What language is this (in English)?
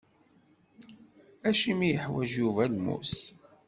Kabyle